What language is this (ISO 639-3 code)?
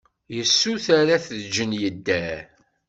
kab